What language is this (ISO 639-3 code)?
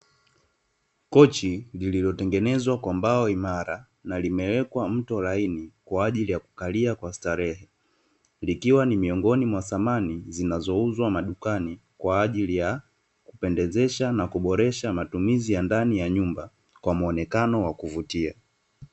swa